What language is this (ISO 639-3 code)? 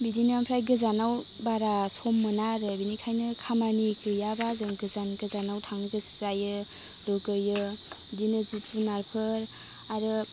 brx